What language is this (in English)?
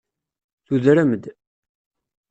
Kabyle